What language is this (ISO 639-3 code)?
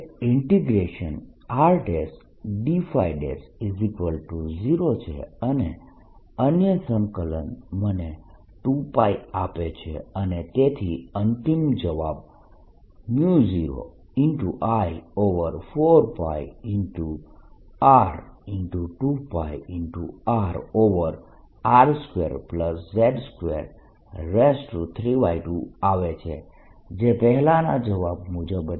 guj